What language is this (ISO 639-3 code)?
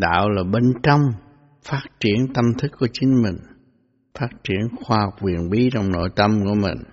vie